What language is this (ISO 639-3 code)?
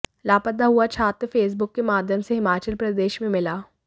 hin